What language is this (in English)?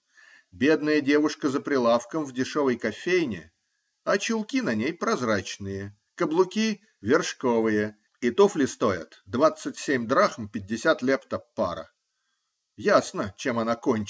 Russian